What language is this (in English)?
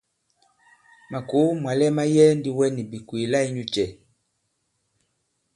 Bankon